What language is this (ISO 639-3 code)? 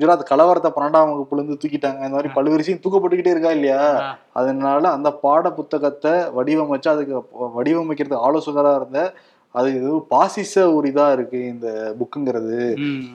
tam